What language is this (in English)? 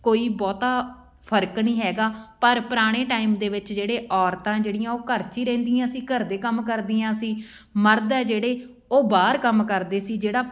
Punjabi